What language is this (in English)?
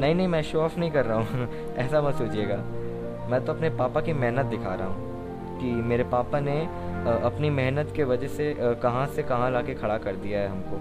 Hindi